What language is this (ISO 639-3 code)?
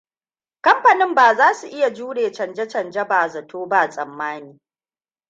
hau